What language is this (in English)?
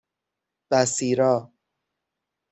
Persian